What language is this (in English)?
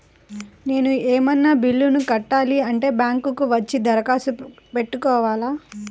Telugu